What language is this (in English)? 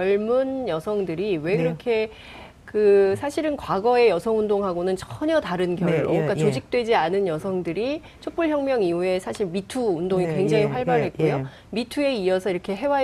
Korean